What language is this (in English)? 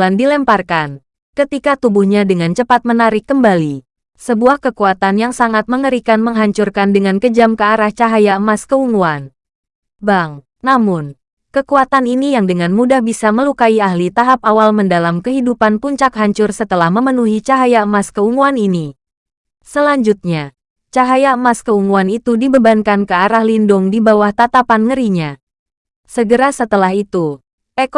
Indonesian